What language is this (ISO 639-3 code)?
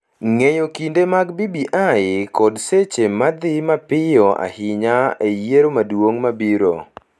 luo